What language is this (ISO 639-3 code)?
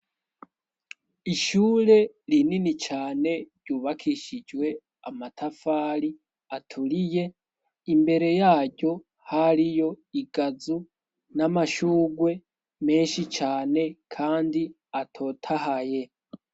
run